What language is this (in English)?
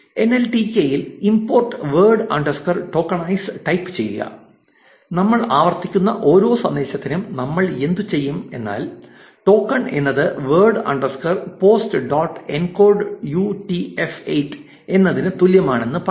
Malayalam